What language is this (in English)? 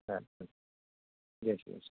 Gujarati